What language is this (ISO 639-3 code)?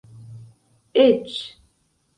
epo